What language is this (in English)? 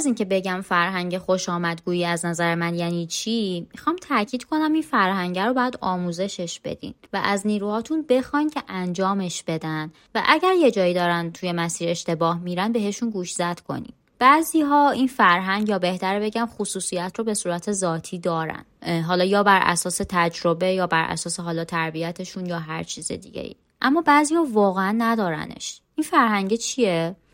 Persian